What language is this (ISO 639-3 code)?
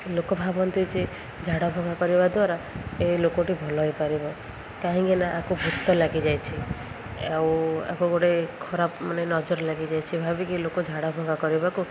ori